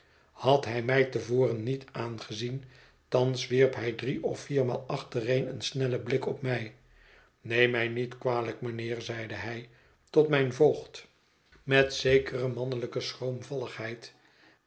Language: Dutch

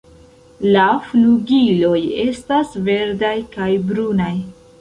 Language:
Esperanto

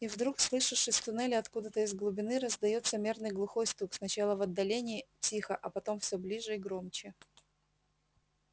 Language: Russian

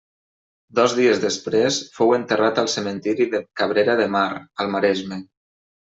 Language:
Catalan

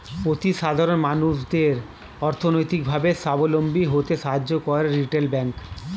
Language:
Bangla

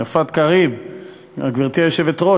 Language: Hebrew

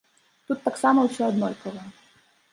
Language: Belarusian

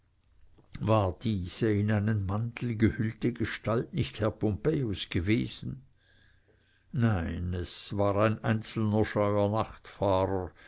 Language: German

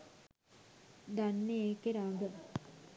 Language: Sinhala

